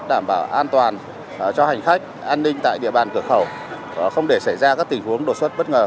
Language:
Vietnamese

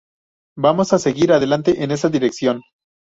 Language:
Spanish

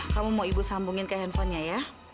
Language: Indonesian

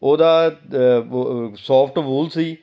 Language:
Punjabi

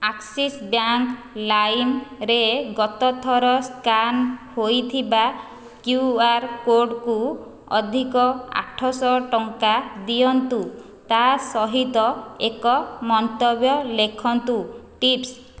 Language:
Odia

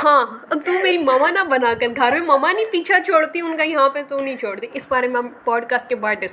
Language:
Urdu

